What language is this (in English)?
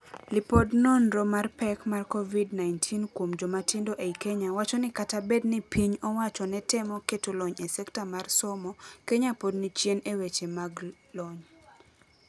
Luo (Kenya and Tanzania)